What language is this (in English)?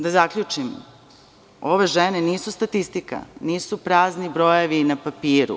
Serbian